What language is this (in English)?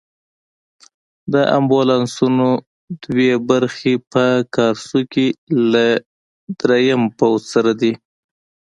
Pashto